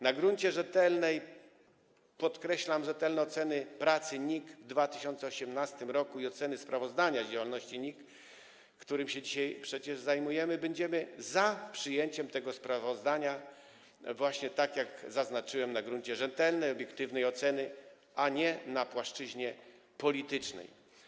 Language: Polish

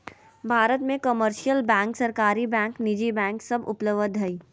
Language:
Magahi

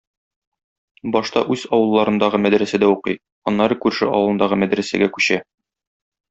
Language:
Tatar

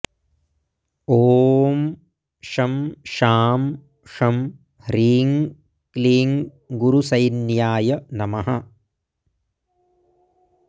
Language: Sanskrit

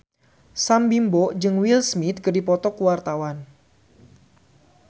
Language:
Sundanese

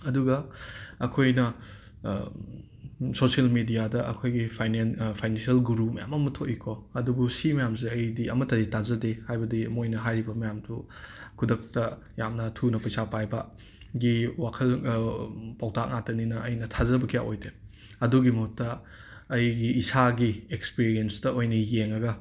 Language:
Manipuri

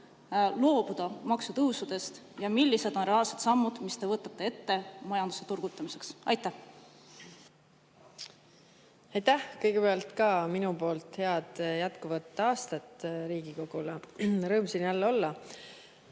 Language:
Estonian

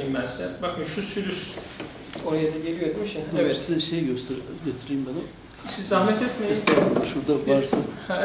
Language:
Turkish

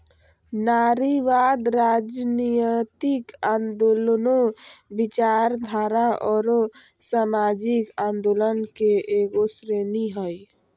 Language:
Magahi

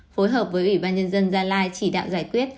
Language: Vietnamese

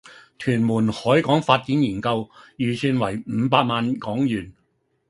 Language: Cantonese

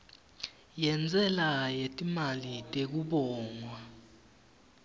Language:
Swati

